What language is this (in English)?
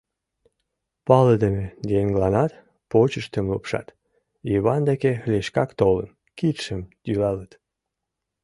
Mari